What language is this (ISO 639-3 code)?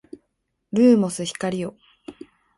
jpn